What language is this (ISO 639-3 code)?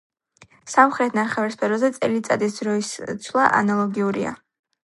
kat